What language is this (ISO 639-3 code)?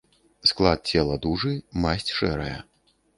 bel